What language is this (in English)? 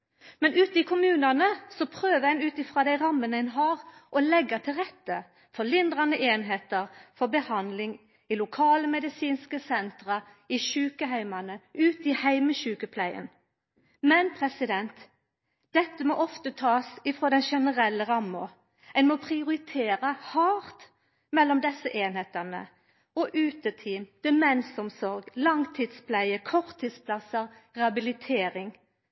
Norwegian Nynorsk